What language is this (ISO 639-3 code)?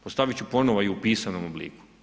hrv